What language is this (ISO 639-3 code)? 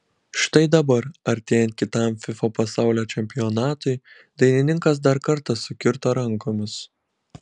lit